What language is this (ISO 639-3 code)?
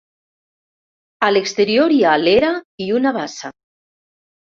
cat